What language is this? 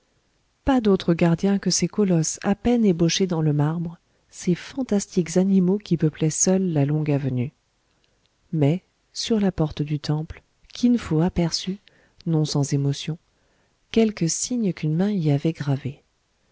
French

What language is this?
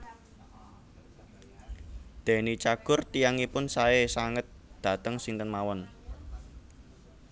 Javanese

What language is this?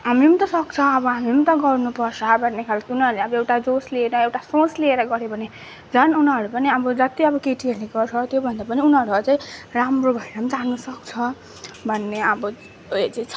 Nepali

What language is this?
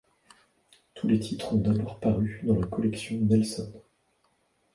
French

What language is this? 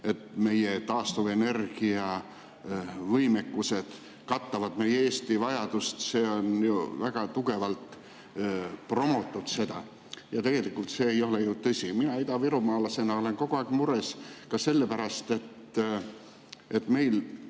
Estonian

